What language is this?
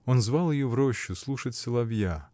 Russian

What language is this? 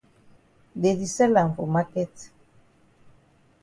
Cameroon Pidgin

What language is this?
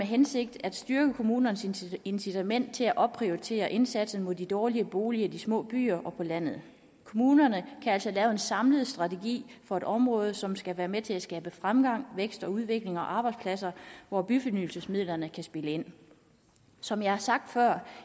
Danish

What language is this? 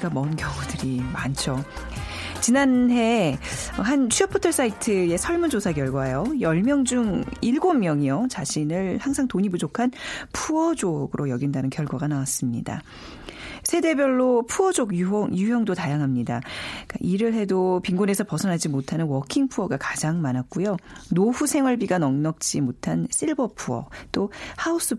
Korean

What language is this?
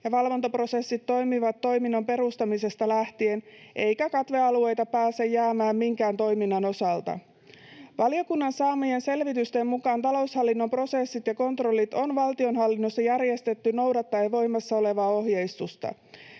Finnish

